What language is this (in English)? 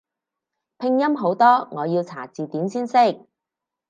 Cantonese